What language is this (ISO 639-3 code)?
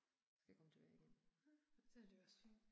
dan